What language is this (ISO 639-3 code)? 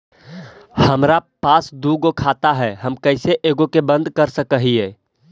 mag